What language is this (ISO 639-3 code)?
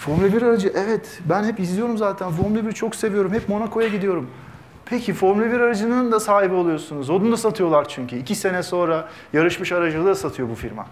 tur